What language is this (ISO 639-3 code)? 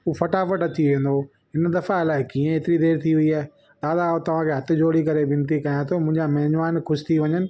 snd